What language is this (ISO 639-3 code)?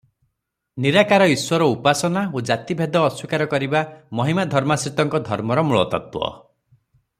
ori